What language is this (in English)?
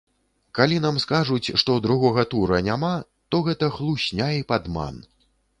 Belarusian